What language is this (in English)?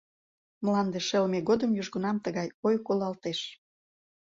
Mari